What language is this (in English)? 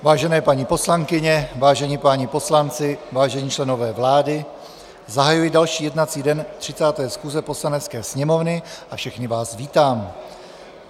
Czech